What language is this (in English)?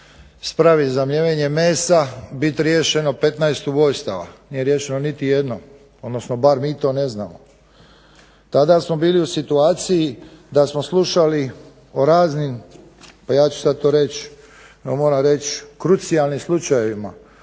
Croatian